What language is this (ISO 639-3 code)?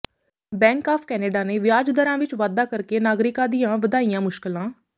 pan